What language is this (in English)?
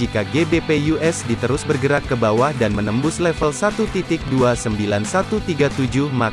Indonesian